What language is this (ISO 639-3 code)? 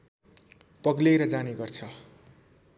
nep